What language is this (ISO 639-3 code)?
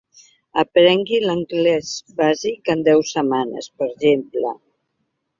cat